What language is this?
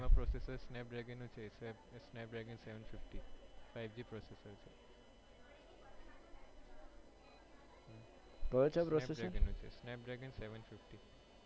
Gujarati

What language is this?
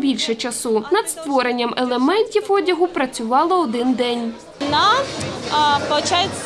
Ukrainian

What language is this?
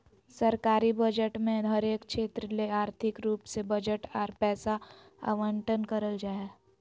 Magahi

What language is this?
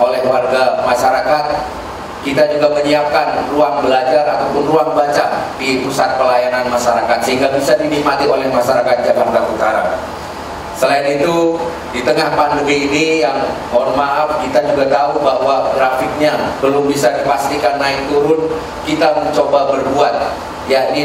Indonesian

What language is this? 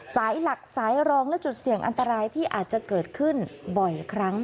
Thai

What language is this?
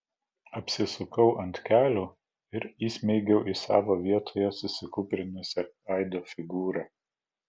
Lithuanian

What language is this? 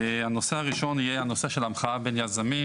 Hebrew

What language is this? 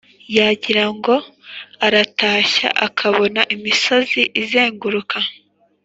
Kinyarwanda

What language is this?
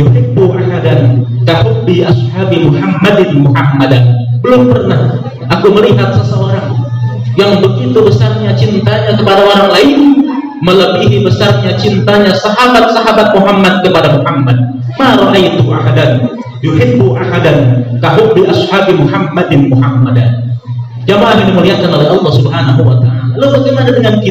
Indonesian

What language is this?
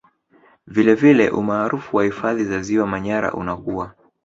Swahili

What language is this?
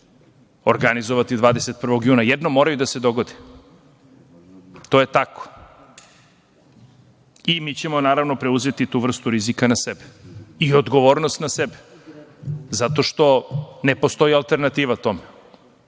Serbian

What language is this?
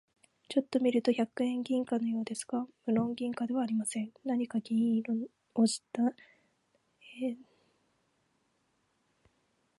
Japanese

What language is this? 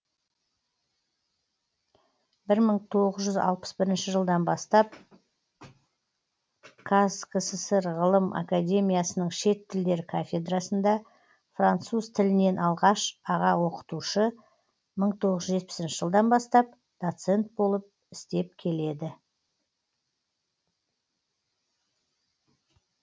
Kazakh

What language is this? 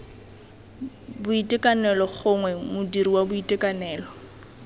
Tswana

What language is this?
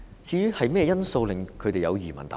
Cantonese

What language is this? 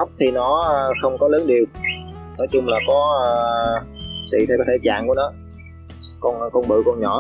Vietnamese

